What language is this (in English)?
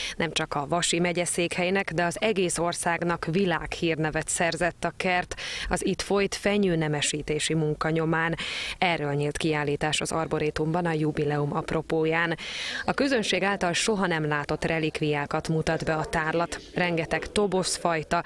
Hungarian